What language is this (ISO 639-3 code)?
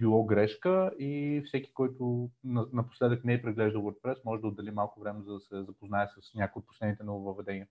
bul